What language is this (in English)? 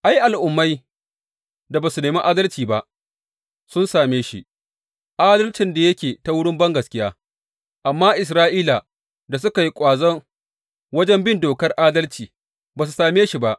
Hausa